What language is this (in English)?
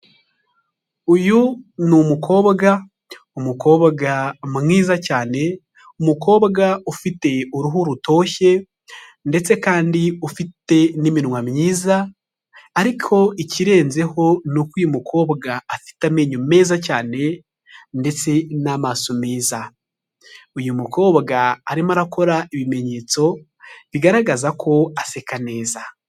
Kinyarwanda